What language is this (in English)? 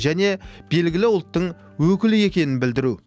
Kazakh